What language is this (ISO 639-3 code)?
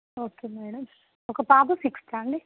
tel